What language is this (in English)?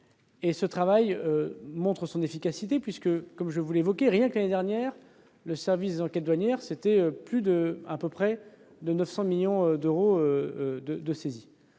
French